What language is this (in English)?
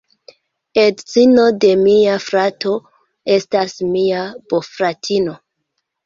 Esperanto